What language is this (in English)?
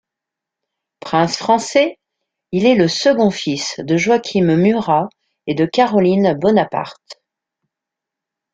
French